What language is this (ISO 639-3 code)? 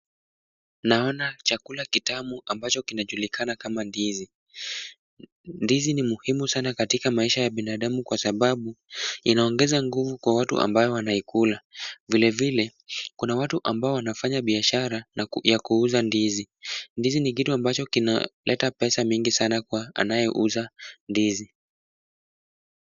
swa